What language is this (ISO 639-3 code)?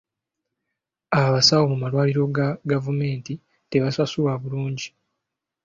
lug